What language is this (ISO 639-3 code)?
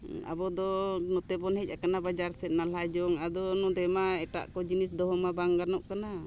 sat